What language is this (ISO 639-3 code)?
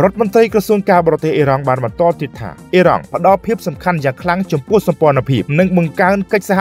tha